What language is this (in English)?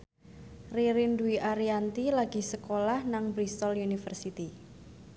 Javanese